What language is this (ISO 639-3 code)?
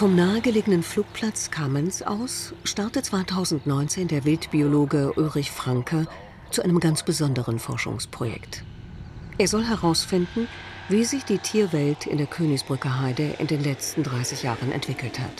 deu